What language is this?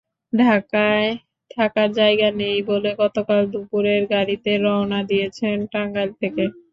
Bangla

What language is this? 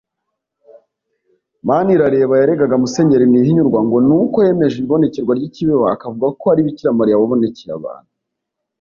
Kinyarwanda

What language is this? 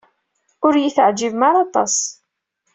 Kabyle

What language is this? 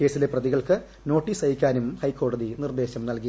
Malayalam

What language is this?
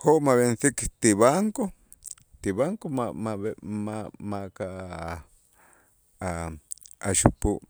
Itzá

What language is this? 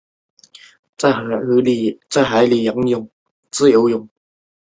Chinese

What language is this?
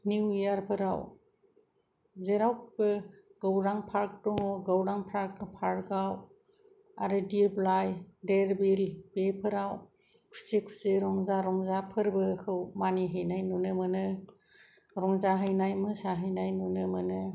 Bodo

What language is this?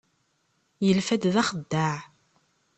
Kabyle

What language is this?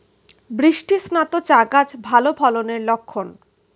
Bangla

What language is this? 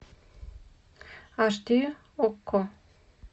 Russian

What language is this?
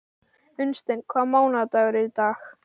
Icelandic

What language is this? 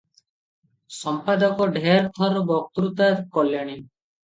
Odia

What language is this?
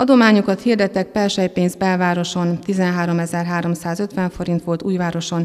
Hungarian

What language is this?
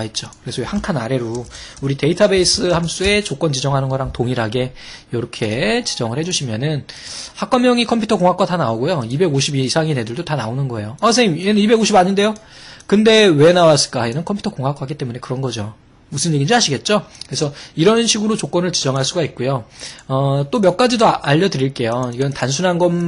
Korean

